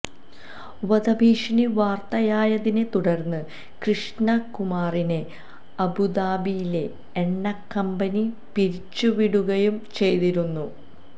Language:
Malayalam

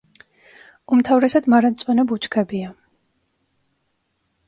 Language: Georgian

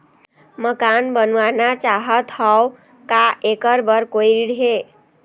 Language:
Chhattisgarhi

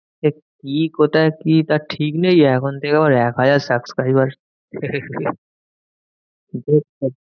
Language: Bangla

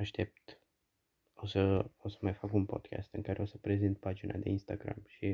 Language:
Romanian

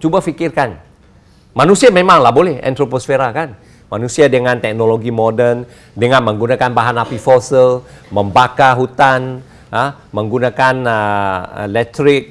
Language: Malay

